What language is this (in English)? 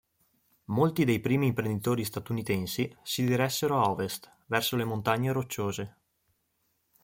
Italian